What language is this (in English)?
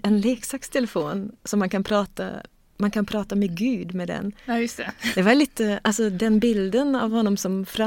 Swedish